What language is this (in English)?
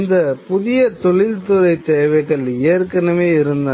Tamil